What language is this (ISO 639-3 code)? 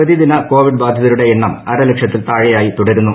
mal